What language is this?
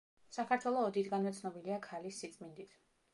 Georgian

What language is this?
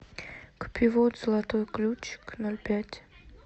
Russian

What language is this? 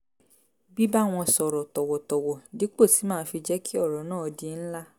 Yoruba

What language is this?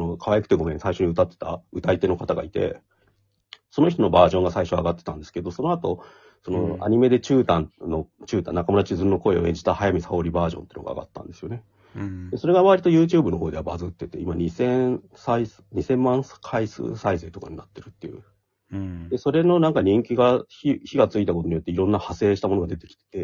Japanese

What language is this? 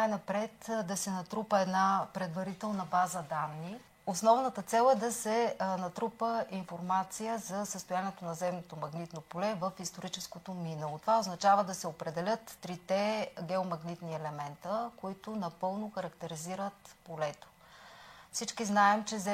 Bulgarian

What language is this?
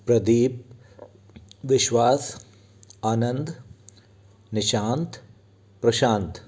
Hindi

